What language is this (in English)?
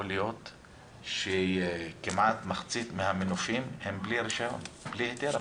Hebrew